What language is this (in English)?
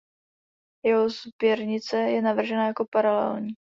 Czech